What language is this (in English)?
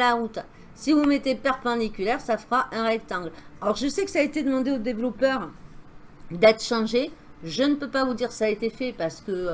French